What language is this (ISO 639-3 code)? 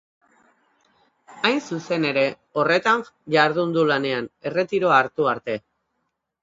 eus